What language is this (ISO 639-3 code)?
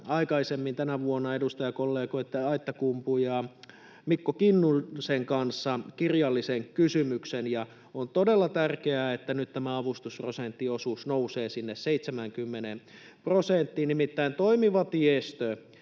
fin